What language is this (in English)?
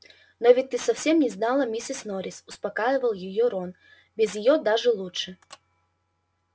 Russian